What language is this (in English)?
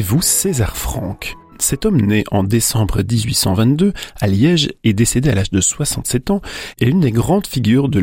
French